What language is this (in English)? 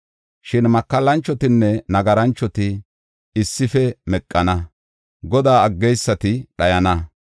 Gofa